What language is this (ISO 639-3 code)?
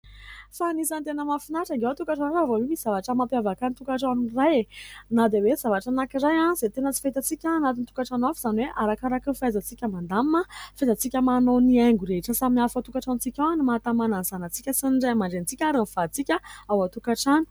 mlg